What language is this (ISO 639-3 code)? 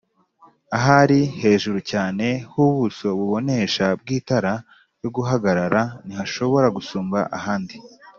kin